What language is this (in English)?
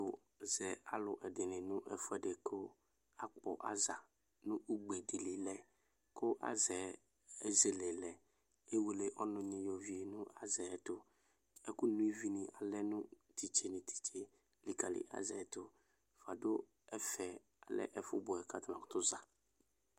Ikposo